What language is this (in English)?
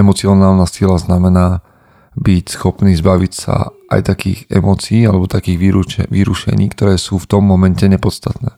Slovak